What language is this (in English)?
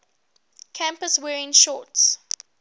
English